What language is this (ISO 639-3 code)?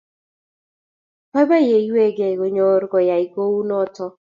kln